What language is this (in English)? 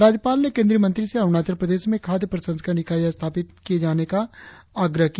Hindi